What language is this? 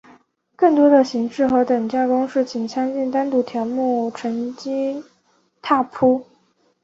Chinese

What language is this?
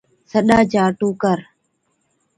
Od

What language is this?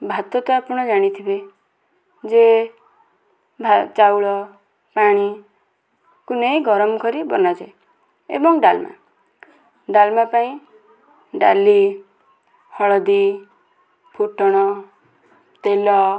Odia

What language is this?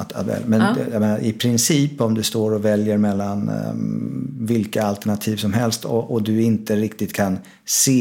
Swedish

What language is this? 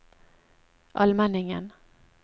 Norwegian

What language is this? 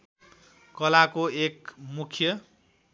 Nepali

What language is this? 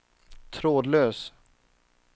Swedish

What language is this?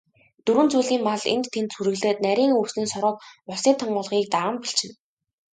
Mongolian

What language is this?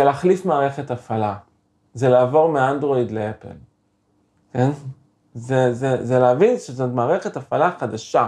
Hebrew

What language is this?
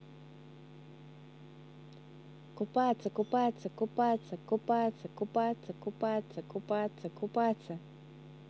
Russian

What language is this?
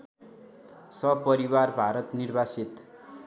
Nepali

